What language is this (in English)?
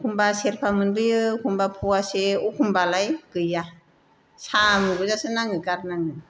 Bodo